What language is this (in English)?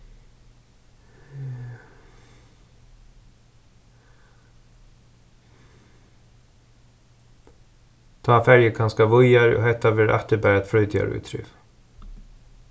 Faroese